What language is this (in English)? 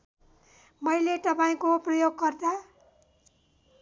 Nepali